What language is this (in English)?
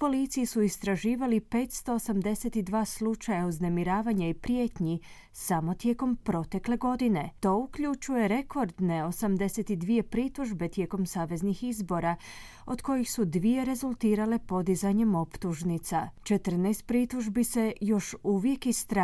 Croatian